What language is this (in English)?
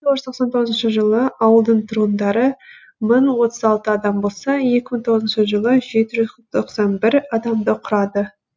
Kazakh